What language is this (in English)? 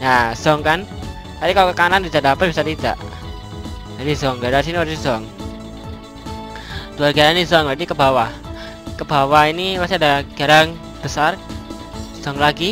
Indonesian